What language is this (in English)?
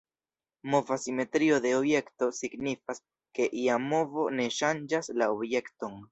Esperanto